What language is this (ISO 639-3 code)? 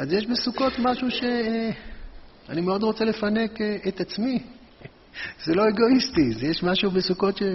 heb